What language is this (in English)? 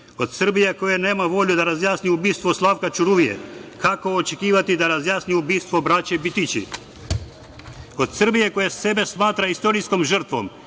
Serbian